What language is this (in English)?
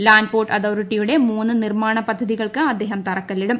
Malayalam